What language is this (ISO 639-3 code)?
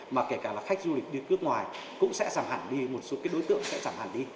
vie